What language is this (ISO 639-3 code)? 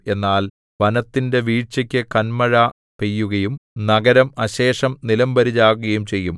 mal